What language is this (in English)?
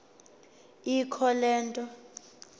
Xhosa